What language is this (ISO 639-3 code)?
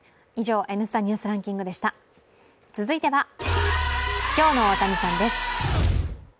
jpn